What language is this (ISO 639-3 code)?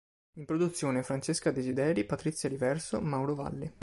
ita